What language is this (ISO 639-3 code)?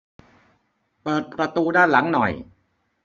tha